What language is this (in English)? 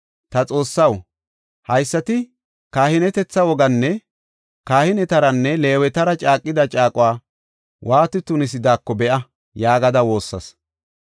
Gofa